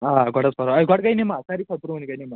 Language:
Kashmiri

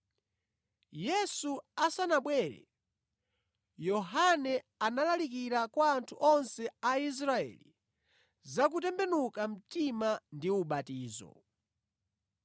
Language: Nyanja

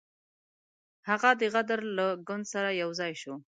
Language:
Pashto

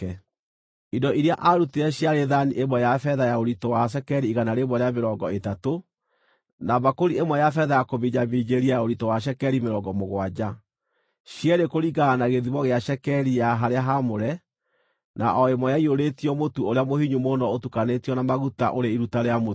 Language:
Kikuyu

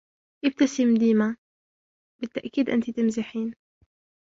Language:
Arabic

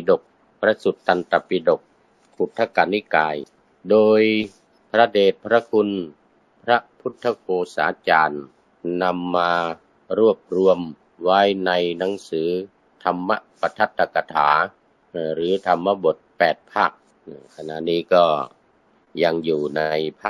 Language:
Thai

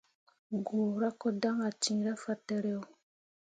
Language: Mundang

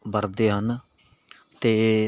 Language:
Punjabi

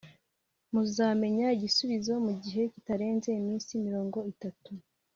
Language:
Kinyarwanda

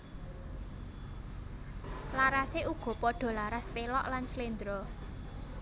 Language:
Javanese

